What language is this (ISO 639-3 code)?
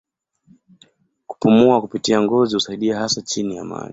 swa